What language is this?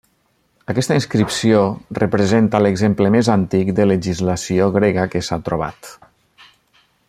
Catalan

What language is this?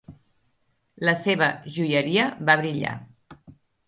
Catalan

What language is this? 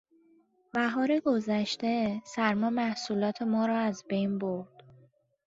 Persian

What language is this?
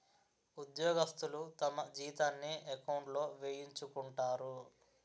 Telugu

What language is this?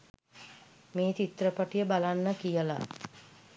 Sinhala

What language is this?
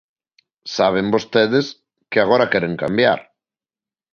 Galician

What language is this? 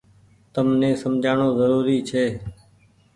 Goaria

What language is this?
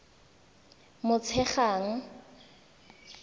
Tswana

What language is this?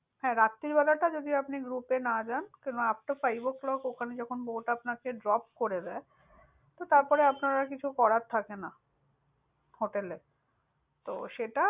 Bangla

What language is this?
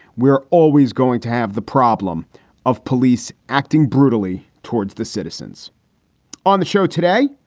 English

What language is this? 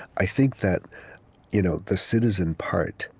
English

